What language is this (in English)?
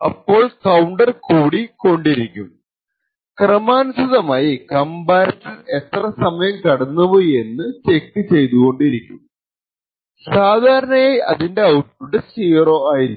Malayalam